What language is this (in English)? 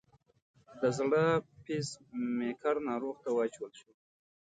Pashto